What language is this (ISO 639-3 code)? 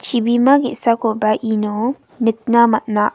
grt